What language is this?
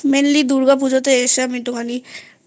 Bangla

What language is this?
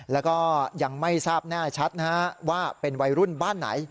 Thai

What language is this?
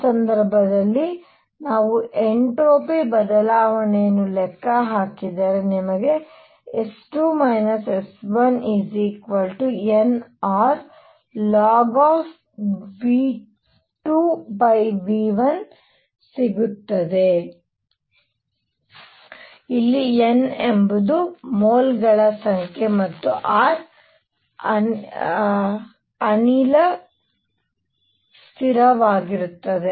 Kannada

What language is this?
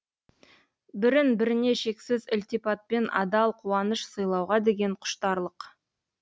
Kazakh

